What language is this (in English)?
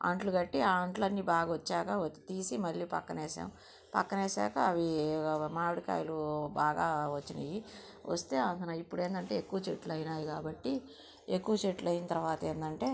Telugu